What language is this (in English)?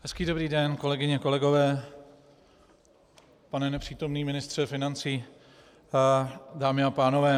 Czech